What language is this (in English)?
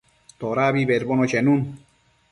Matsés